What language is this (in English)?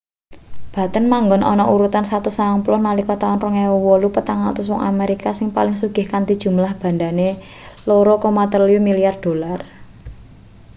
Javanese